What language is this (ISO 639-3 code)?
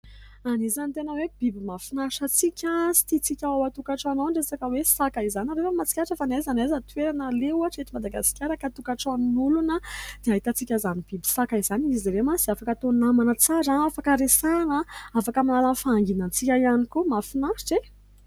mlg